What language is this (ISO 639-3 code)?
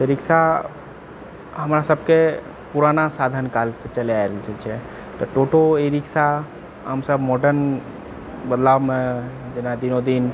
mai